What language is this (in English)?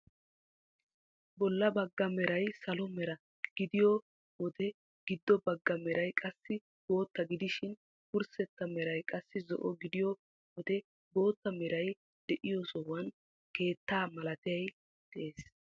Wolaytta